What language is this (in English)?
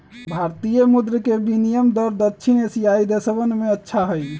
Magahi